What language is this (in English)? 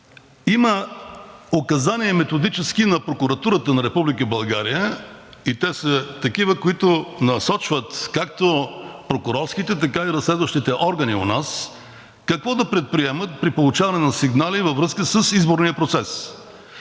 Bulgarian